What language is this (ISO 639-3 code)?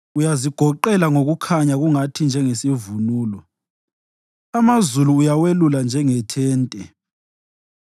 nde